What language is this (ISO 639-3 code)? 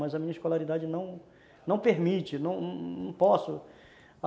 por